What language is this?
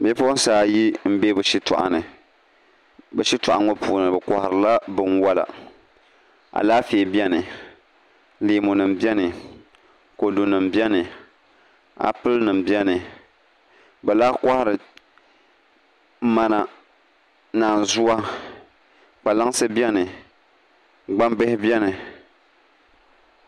Dagbani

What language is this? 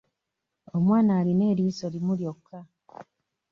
Ganda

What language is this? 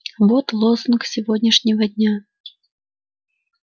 Russian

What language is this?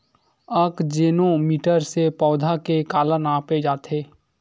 Chhattisgarhi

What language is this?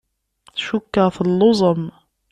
Kabyle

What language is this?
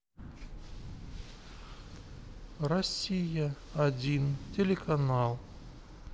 Russian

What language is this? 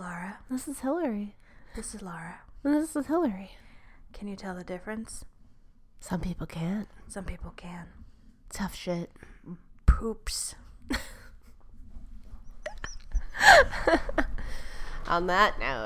English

